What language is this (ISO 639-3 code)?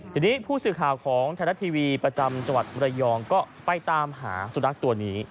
tha